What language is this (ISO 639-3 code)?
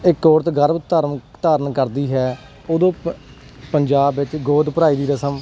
pan